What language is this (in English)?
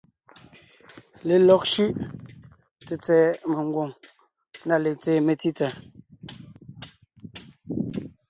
Ngiemboon